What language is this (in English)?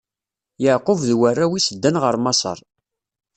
Kabyle